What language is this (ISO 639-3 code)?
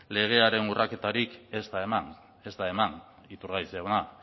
eus